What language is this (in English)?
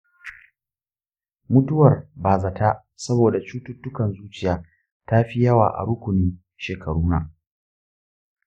Hausa